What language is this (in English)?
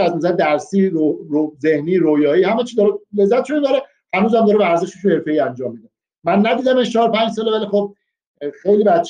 Persian